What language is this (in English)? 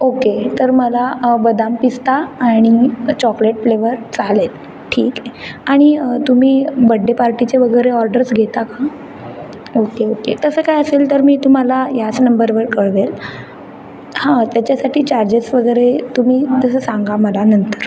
Marathi